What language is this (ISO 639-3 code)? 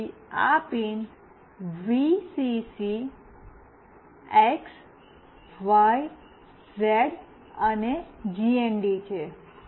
guj